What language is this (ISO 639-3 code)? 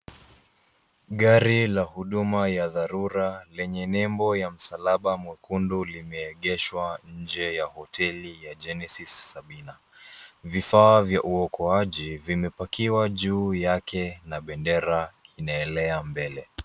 swa